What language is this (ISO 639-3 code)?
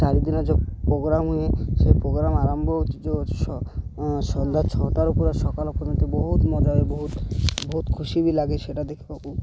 ori